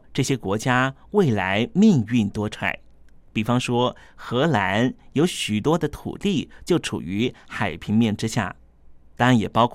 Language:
Chinese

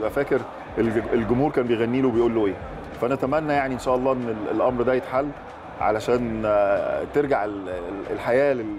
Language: Arabic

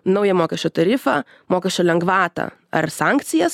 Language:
Lithuanian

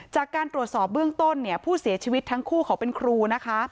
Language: Thai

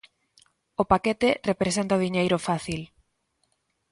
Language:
Galician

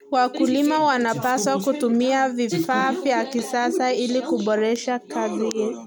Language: Kalenjin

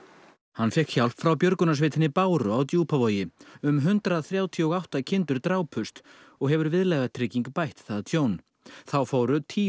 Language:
Icelandic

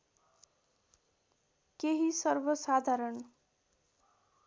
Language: Nepali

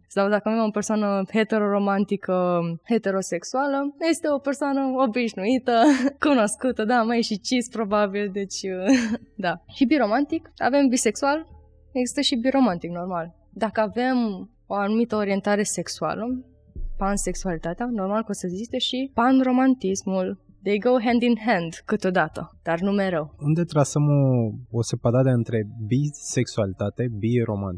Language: Romanian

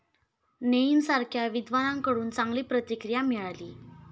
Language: Marathi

